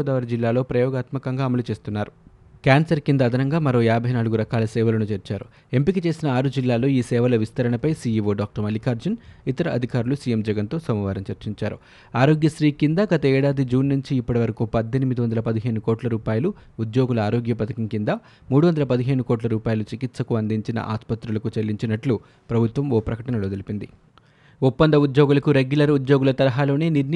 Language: Telugu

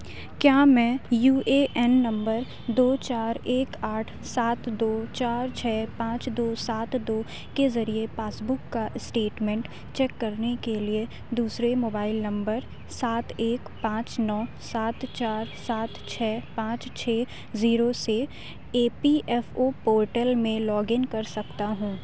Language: Urdu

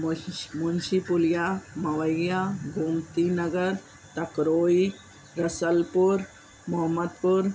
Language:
Sindhi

